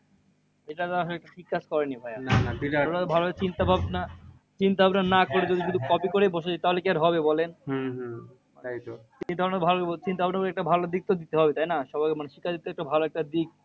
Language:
Bangla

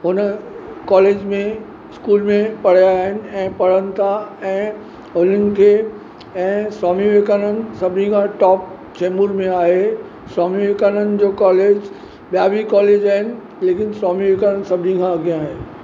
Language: Sindhi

